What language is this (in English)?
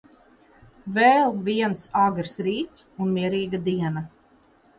Latvian